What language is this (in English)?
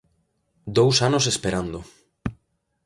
Galician